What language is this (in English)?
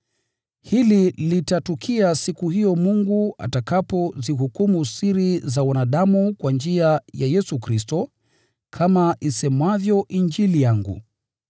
Swahili